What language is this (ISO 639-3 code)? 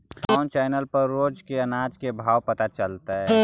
mag